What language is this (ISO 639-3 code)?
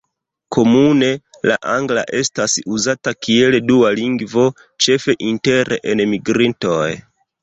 epo